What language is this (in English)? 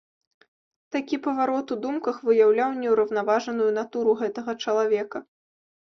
Belarusian